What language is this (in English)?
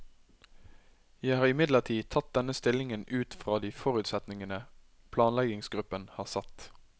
Norwegian